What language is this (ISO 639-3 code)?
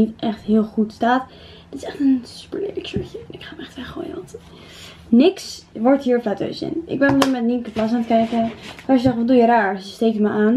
nld